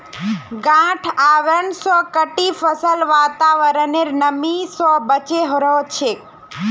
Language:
Magahi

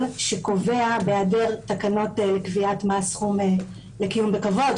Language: Hebrew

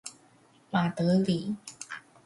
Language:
Chinese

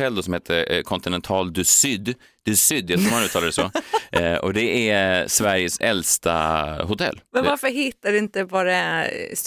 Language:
Swedish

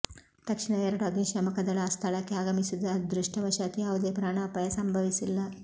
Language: Kannada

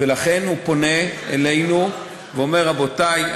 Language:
Hebrew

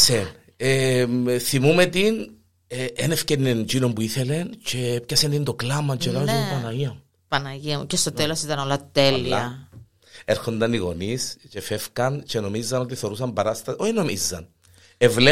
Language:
Greek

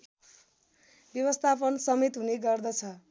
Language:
Nepali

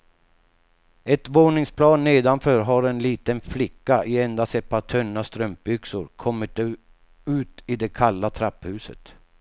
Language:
Swedish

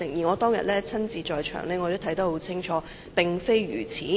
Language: Cantonese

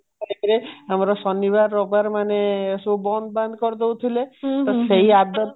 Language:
Odia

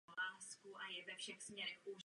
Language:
Czech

